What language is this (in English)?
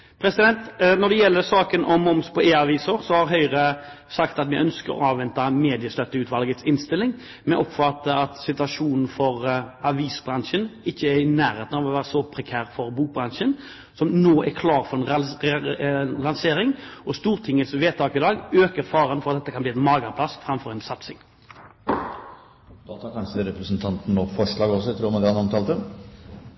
Norwegian